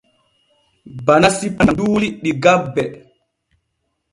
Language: Borgu Fulfulde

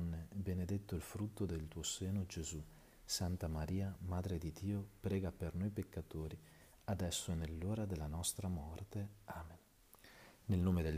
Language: Italian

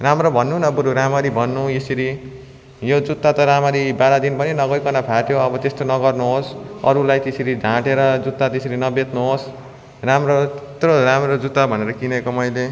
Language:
Nepali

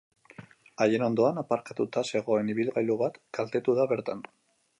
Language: Basque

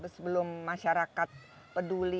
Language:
Indonesian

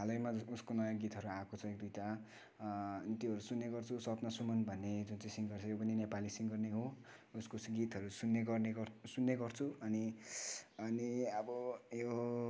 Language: Nepali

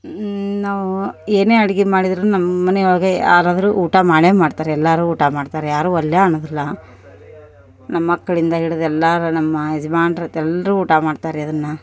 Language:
Kannada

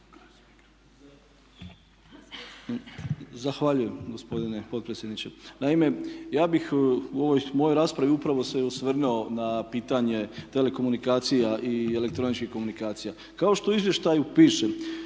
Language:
Croatian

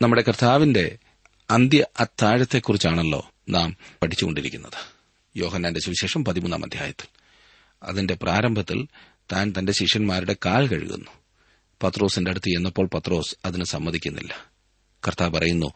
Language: Malayalam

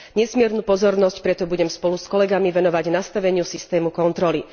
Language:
Slovak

